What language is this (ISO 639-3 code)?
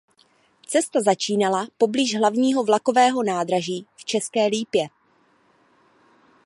ces